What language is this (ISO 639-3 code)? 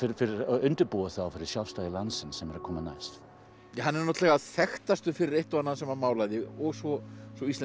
isl